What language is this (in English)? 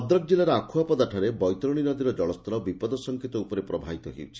Odia